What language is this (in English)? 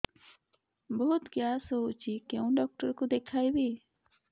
Odia